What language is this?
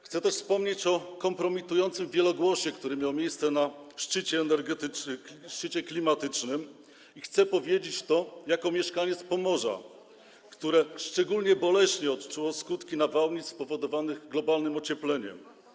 Polish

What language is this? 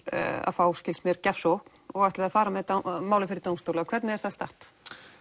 Icelandic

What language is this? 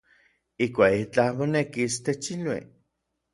Orizaba Nahuatl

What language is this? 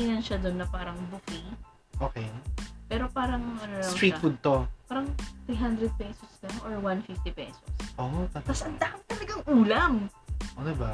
Filipino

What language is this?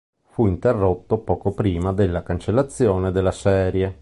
Italian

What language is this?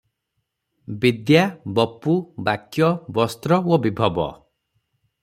Odia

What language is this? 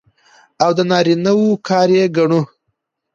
Pashto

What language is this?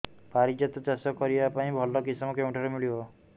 Odia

